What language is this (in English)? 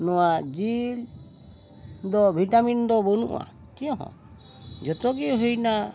Santali